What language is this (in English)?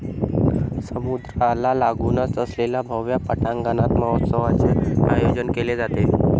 Marathi